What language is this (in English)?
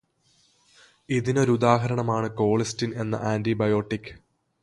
Malayalam